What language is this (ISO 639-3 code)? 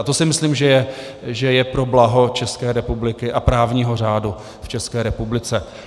ces